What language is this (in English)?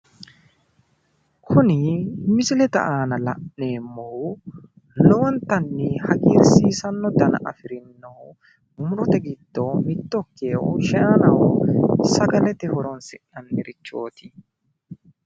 Sidamo